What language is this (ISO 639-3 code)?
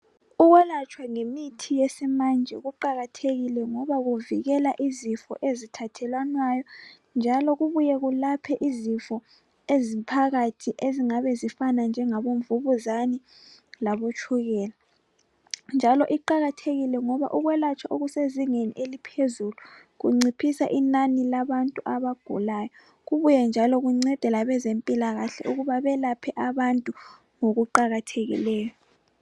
nde